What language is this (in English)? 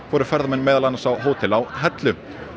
Icelandic